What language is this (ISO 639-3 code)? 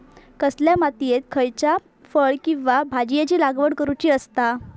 mar